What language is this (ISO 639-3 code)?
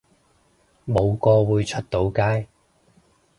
yue